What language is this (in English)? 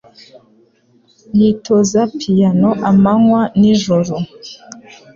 Kinyarwanda